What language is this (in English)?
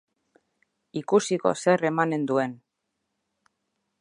Basque